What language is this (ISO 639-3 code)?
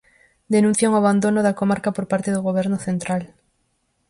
glg